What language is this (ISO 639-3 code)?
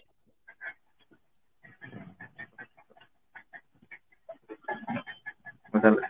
ori